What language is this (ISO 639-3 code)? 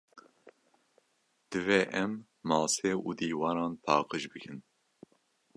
kur